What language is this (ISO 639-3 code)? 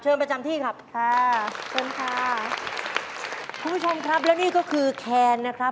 tha